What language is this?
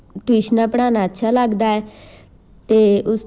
Punjabi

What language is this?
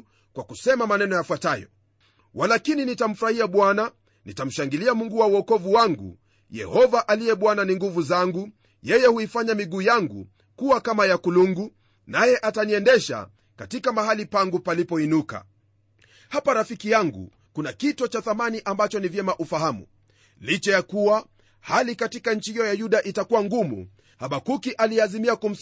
Swahili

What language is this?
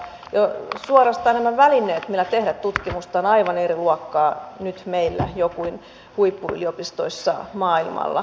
Finnish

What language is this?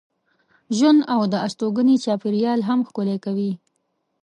Pashto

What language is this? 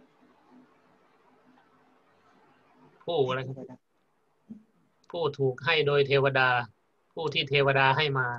Thai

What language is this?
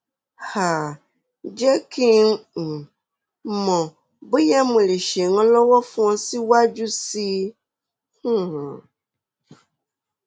Yoruba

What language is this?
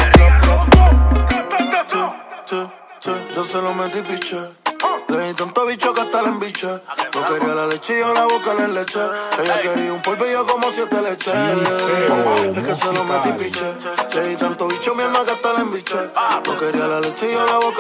Romanian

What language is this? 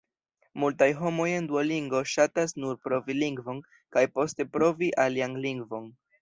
Esperanto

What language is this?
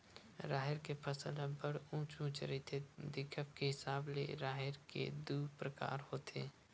Chhattisgarhi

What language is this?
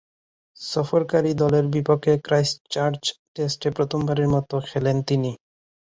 Bangla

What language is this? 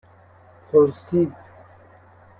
Persian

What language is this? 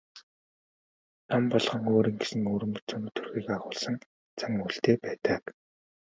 Mongolian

